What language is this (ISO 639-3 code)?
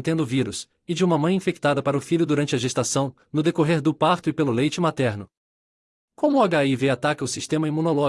por